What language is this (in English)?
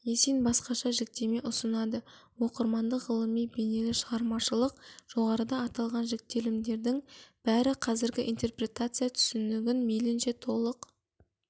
Kazakh